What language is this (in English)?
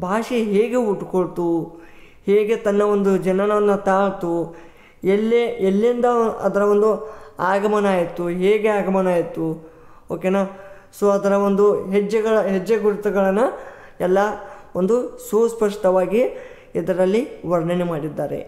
Kannada